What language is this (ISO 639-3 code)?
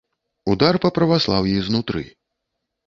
bel